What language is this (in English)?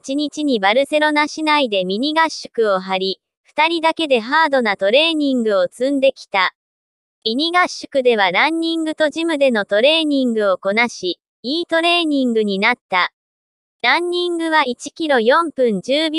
Japanese